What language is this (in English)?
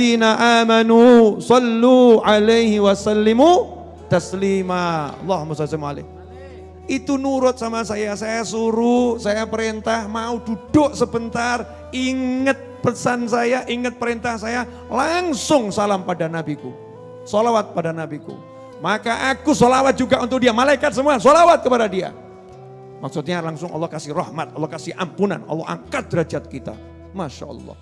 Indonesian